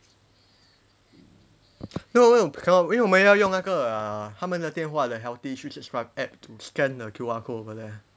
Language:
English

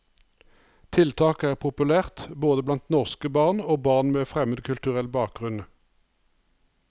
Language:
Norwegian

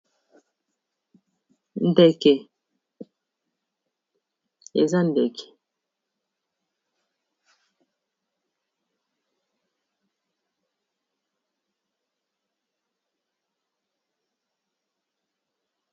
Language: Lingala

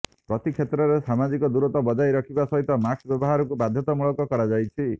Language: Odia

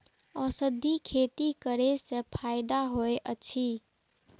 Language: Maithili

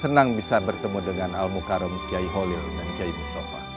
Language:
Indonesian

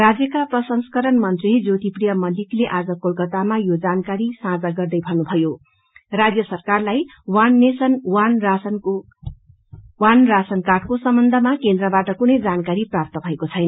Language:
Nepali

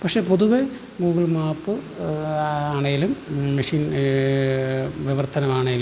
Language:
Malayalam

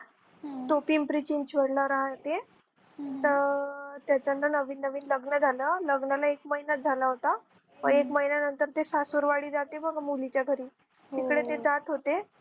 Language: Marathi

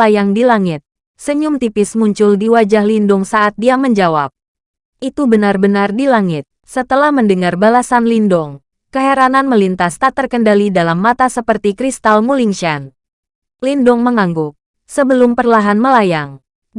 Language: Indonesian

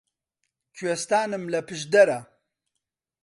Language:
Central Kurdish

